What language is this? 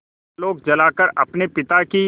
Hindi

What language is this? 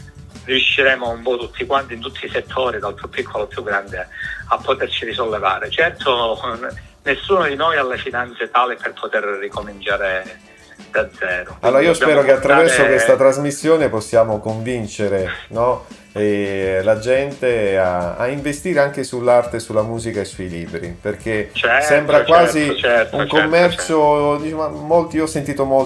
Italian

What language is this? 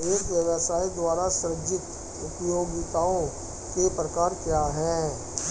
Hindi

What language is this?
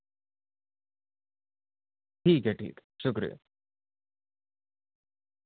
Urdu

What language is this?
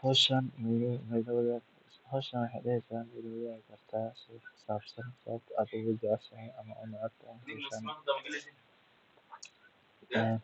Somali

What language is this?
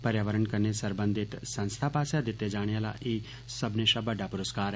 Dogri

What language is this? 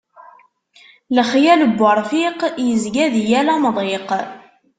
Kabyle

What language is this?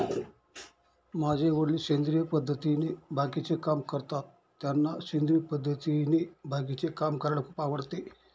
Marathi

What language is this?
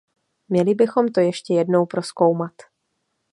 Czech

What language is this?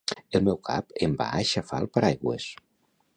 Catalan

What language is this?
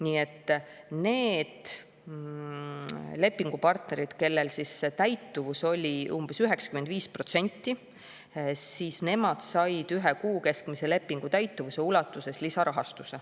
Estonian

